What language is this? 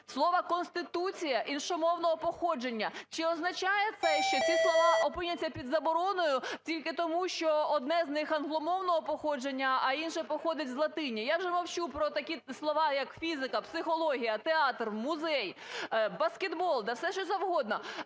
Ukrainian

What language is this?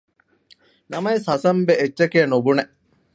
Divehi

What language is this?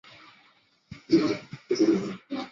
Chinese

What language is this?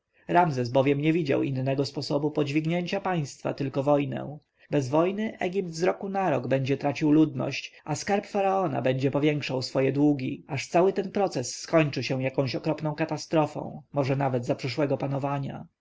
Polish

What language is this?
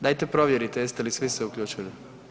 Croatian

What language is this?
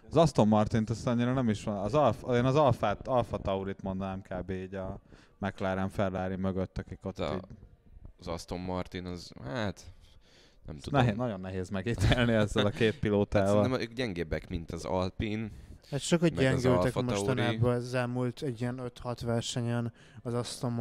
Hungarian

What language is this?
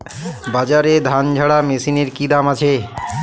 Bangla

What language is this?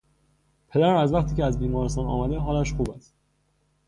Persian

